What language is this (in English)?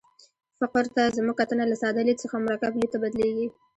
Pashto